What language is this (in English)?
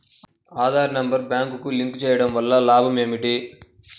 Telugu